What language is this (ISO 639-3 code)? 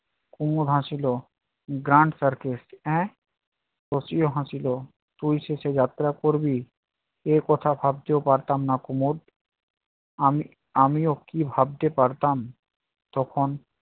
ben